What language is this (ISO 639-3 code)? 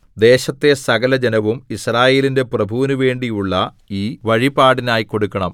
mal